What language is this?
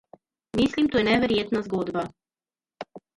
Slovenian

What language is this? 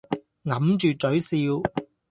Cantonese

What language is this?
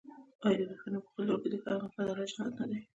Pashto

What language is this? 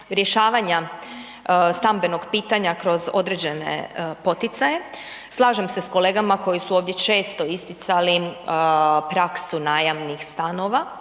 Croatian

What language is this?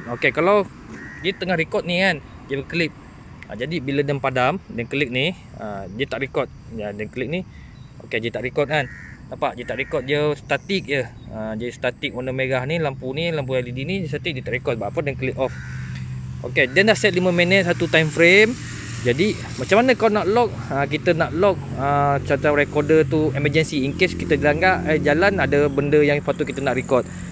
Malay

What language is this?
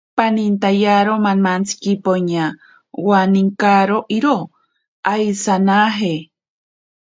Ashéninka Perené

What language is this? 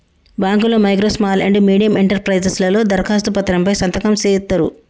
Telugu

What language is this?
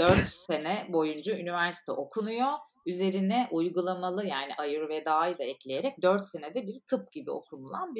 Turkish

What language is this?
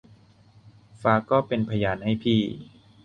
Thai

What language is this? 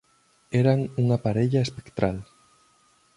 Galician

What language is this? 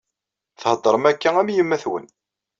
Kabyle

